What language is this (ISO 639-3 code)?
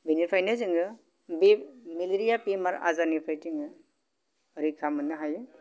brx